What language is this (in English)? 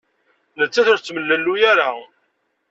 Kabyle